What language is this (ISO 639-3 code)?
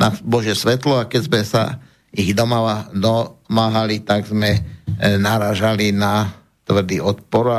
slk